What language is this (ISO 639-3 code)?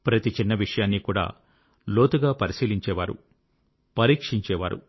tel